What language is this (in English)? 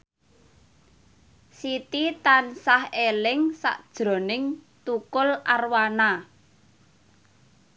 Javanese